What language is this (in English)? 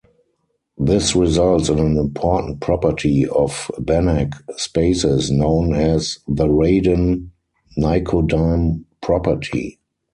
English